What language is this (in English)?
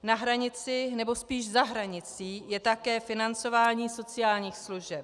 Czech